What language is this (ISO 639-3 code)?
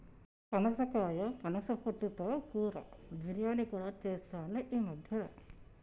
tel